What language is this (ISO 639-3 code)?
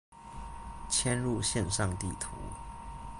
zho